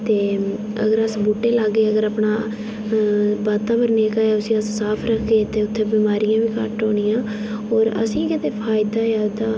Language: Dogri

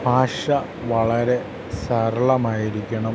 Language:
Malayalam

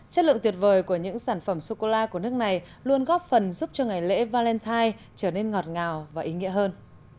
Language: Vietnamese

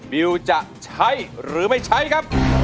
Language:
Thai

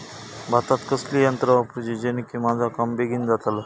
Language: Marathi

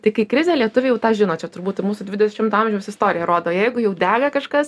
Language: Lithuanian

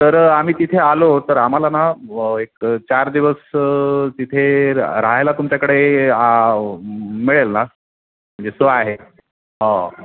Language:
Marathi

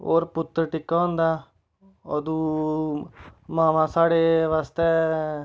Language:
Dogri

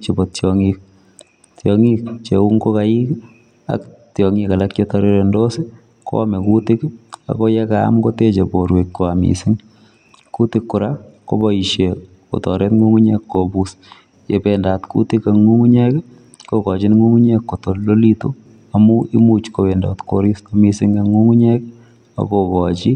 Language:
Kalenjin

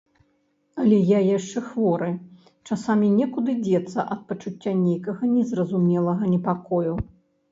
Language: Belarusian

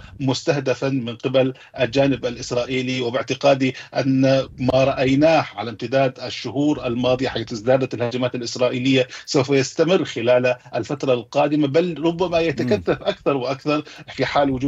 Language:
Arabic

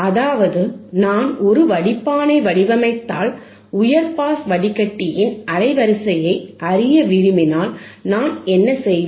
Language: Tamil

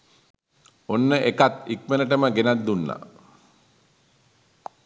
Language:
Sinhala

